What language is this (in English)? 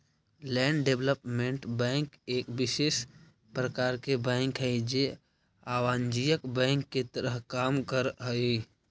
Magahi